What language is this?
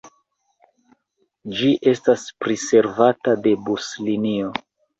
Esperanto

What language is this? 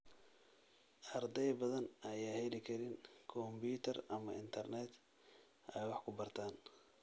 Somali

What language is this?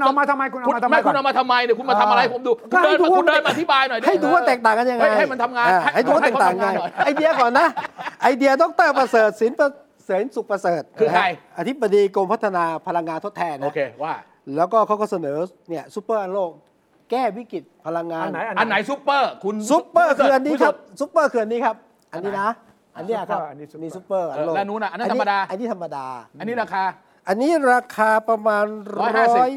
Thai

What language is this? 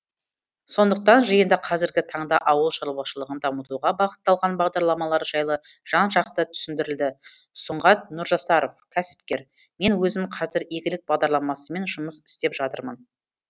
Kazakh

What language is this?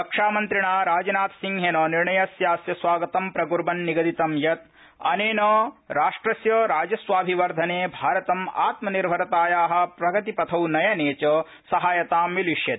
Sanskrit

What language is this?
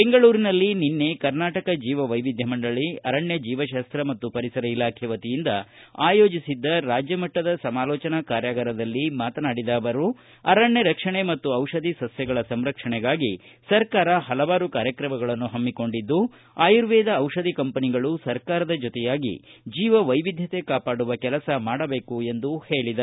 Kannada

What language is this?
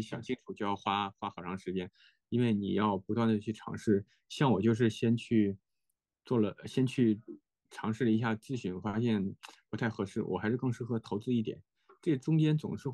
Chinese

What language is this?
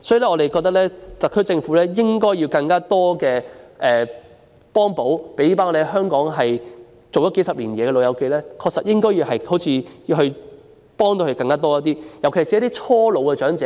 Cantonese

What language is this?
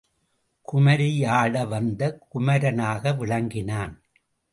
Tamil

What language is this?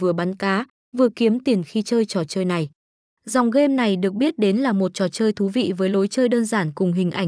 Vietnamese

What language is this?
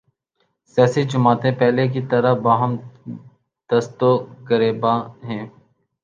Urdu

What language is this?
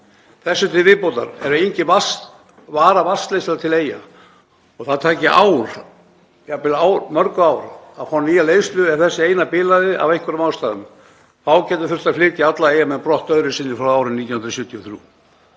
Icelandic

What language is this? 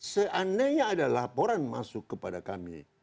Indonesian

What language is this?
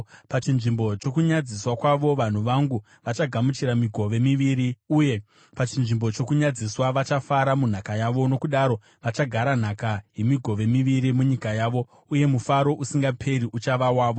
Shona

